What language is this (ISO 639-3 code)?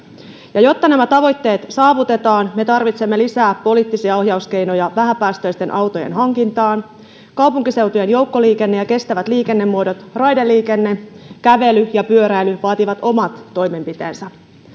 fin